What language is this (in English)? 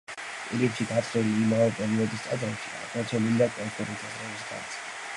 Georgian